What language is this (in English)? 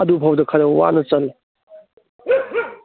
Manipuri